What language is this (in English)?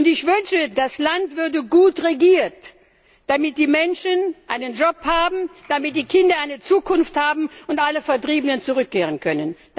German